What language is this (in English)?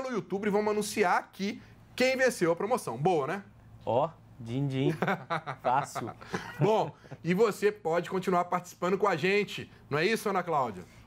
Portuguese